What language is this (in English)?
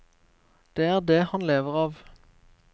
Norwegian